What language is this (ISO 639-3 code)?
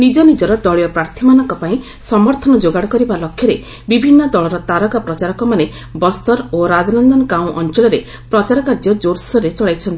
ori